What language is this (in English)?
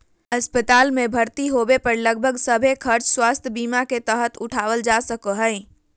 Magahi